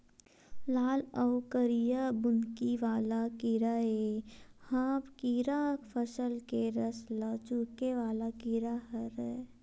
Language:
Chhattisgarhi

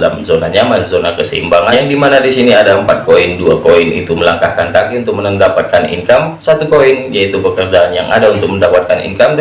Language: Indonesian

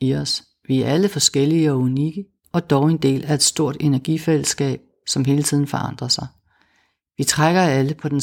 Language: Danish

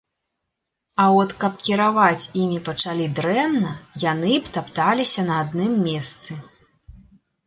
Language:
Belarusian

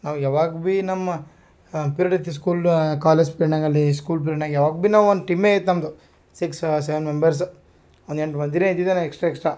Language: Kannada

